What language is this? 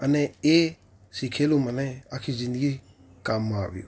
Gujarati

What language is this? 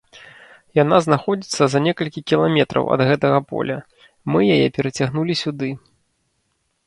Belarusian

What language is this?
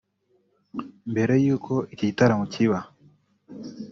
Kinyarwanda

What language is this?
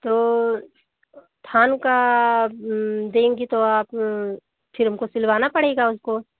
Hindi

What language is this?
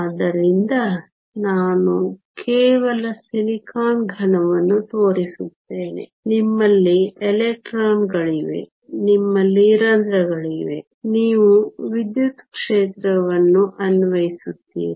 Kannada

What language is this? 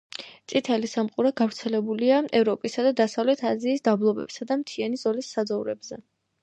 Georgian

